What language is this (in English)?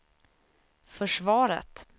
Swedish